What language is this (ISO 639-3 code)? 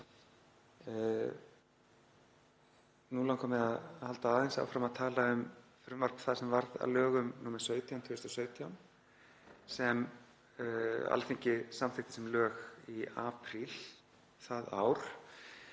isl